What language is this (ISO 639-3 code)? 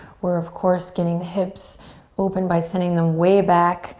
eng